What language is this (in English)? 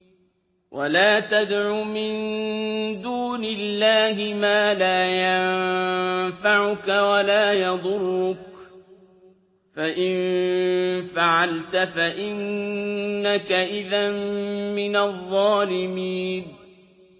Arabic